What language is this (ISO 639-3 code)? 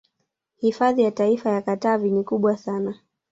swa